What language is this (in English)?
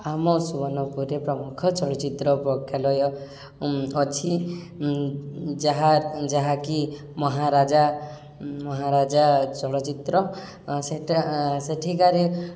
Odia